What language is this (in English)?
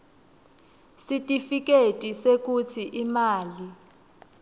Swati